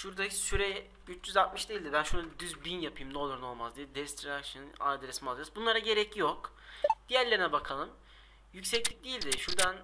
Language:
Turkish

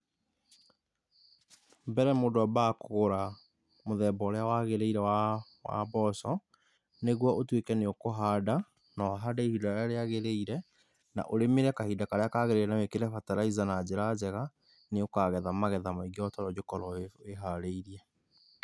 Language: Kikuyu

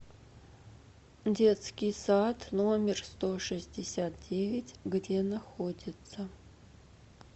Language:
Russian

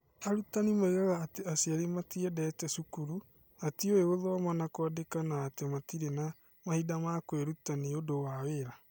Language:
Kikuyu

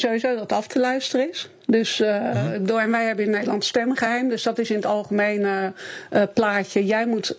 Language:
Dutch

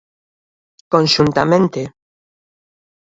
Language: Galician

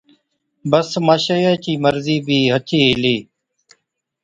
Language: Od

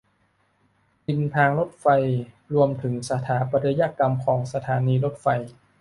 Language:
Thai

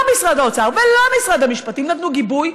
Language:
Hebrew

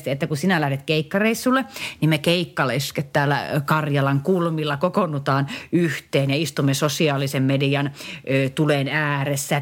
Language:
Finnish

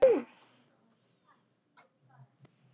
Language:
Icelandic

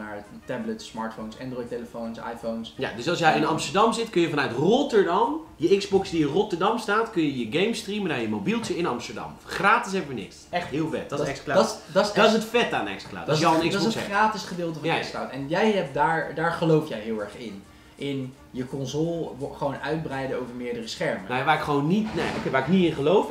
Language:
Dutch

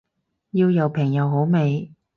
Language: Cantonese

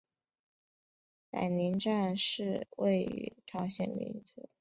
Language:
Chinese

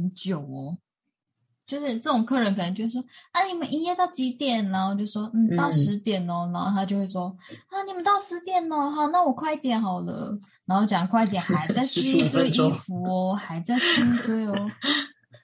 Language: Chinese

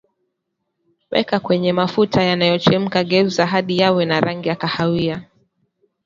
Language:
Swahili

